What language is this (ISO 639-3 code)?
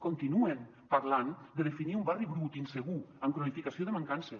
cat